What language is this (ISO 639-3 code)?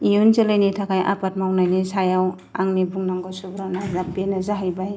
brx